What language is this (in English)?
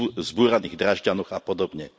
Slovak